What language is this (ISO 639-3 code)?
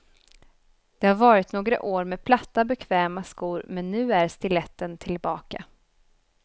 swe